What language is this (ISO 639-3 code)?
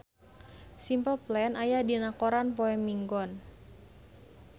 sun